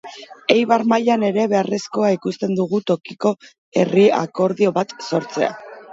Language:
Basque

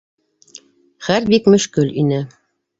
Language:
Bashkir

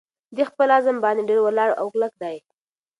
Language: Pashto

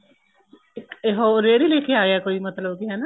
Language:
Punjabi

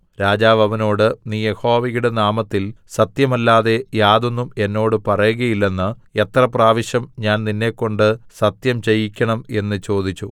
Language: Malayalam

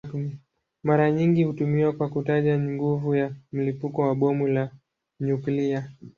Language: Swahili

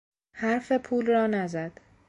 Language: Persian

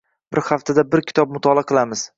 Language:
Uzbek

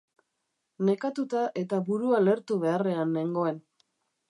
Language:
Basque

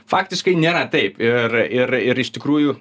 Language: Lithuanian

